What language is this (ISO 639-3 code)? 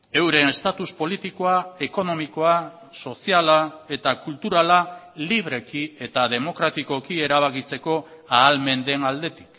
eus